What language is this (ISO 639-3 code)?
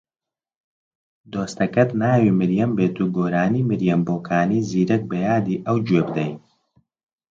ckb